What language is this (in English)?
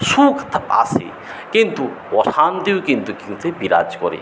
Bangla